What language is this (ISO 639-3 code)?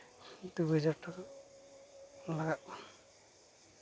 sat